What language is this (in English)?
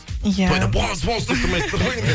Kazakh